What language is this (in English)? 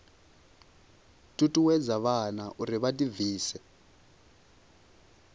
Venda